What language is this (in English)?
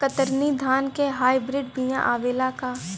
Bhojpuri